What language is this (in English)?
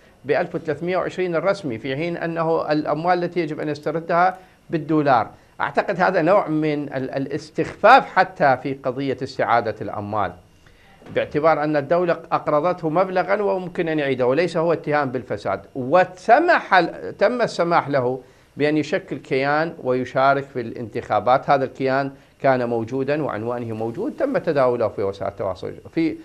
Arabic